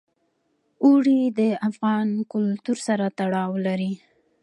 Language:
Pashto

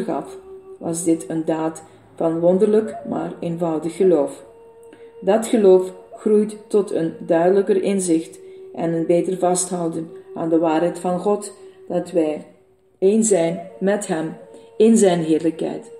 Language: Dutch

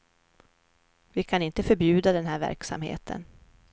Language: Swedish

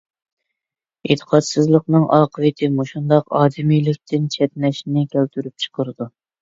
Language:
Uyghur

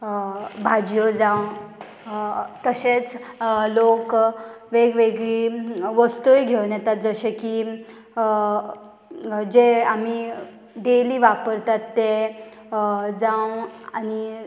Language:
Konkani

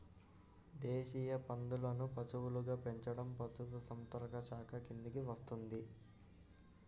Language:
Telugu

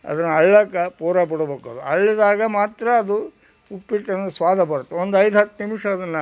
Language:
Kannada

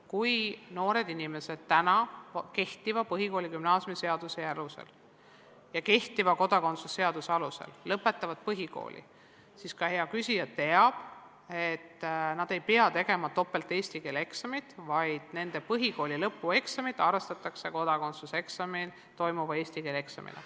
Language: Estonian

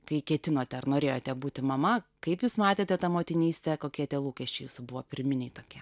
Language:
Lithuanian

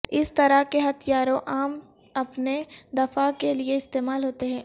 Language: Urdu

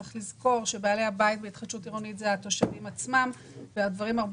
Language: Hebrew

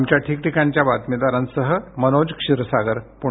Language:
Marathi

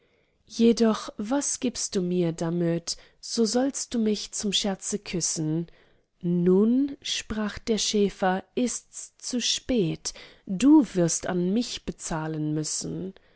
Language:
German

